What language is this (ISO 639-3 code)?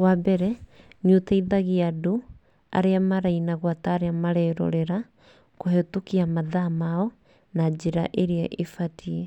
kik